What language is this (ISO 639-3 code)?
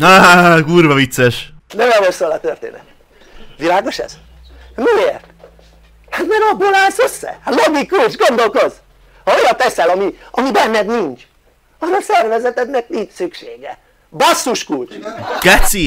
hun